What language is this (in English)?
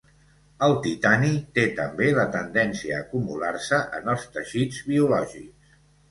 Catalan